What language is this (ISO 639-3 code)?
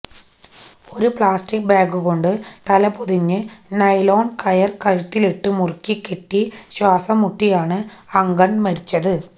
mal